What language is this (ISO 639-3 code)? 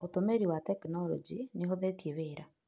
kik